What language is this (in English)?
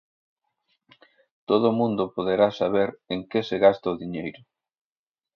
Galician